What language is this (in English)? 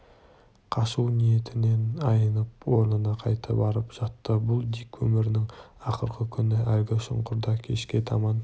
Kazakh